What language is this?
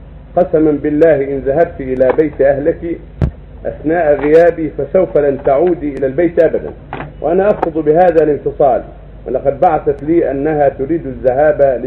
Arabic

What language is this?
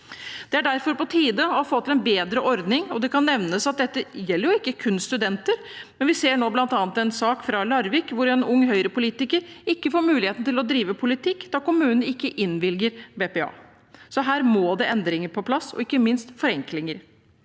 Norwegian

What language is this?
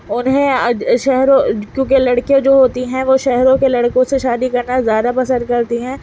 Urdu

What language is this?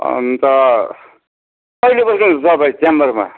Nepali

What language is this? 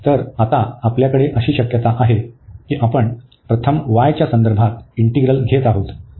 Marathi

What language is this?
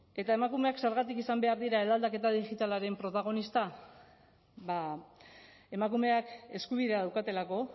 Basque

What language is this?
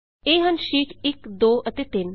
Punjabi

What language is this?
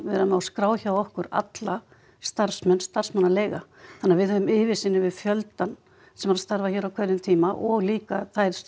Icelandic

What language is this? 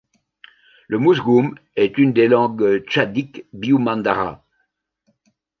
French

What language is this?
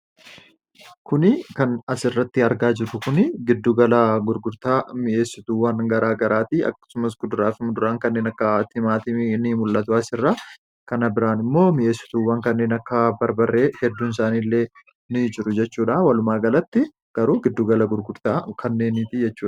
Oromo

